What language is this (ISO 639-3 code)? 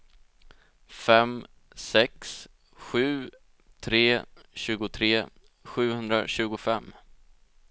swe